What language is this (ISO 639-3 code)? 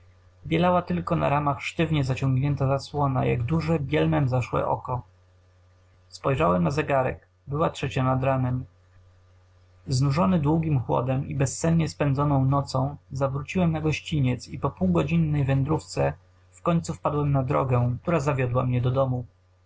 pol